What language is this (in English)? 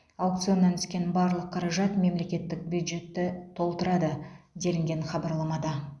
Kazakh